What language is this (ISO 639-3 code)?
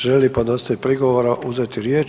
hrv